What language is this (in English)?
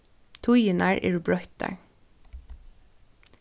Faroese